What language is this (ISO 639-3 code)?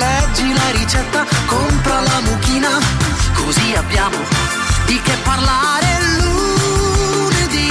ita